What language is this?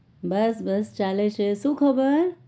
Gujarati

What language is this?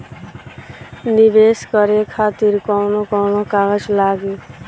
Bhojpuri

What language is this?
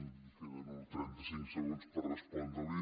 Catalan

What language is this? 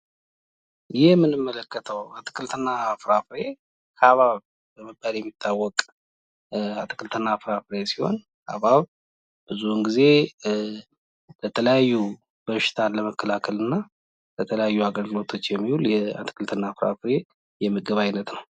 Amharic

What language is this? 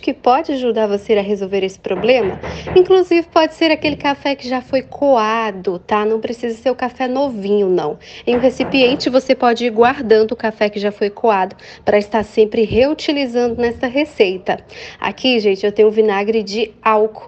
Portuguese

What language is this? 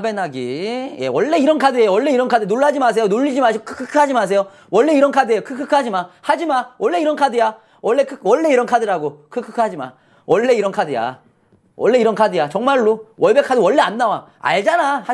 Korean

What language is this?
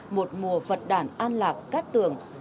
Vietnamese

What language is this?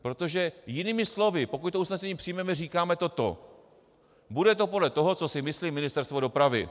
Czech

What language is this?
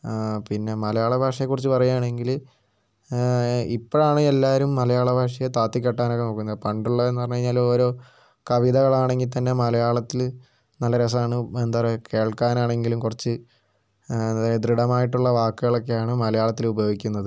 Malayalam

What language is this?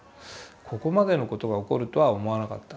Japanese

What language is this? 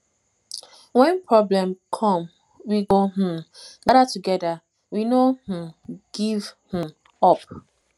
Nigerian Pidgin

